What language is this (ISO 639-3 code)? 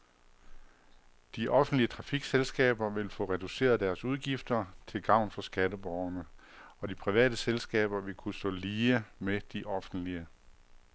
dan